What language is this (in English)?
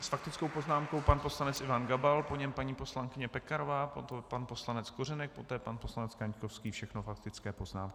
Czech